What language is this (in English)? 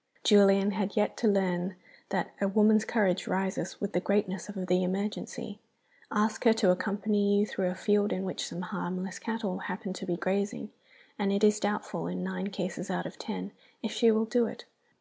English